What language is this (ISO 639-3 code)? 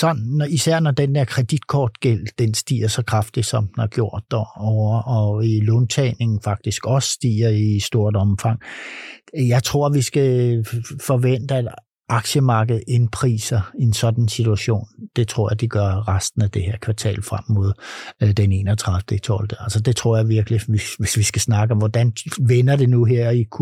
dan